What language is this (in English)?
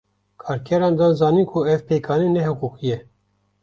Kurdish